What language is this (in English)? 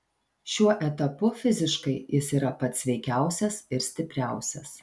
Lithuanian